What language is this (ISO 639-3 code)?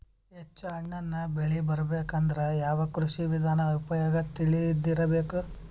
kan